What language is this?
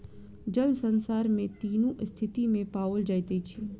Maithili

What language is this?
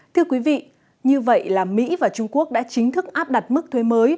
Vietnamese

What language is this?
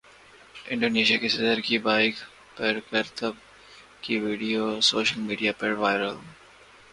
Urdu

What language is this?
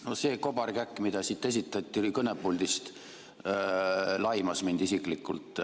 Estonian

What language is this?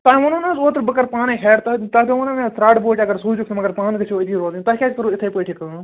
Kashmiri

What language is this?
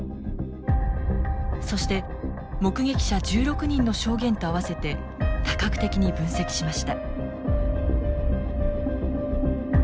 Japanese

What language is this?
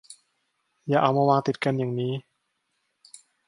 Thai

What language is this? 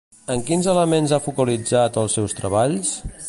Catalan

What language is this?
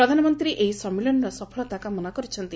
Odia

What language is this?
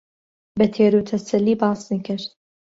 Central Kurdish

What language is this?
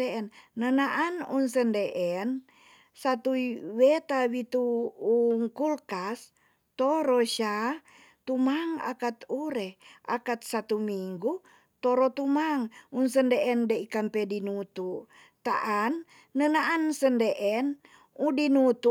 Tonsea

